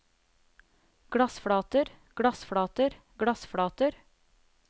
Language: Norwegian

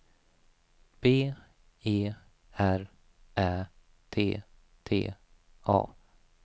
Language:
Swedish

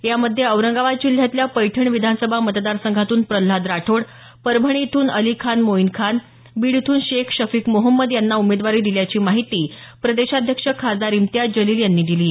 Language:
Marathi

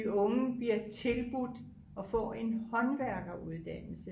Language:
Danish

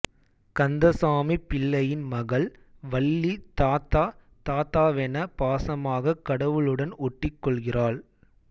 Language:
Tamil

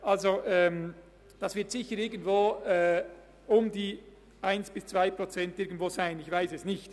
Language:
Swiss German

